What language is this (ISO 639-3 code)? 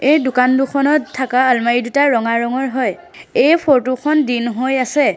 asm